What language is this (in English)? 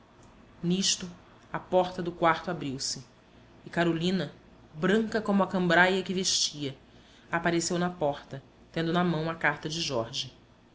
Portuguese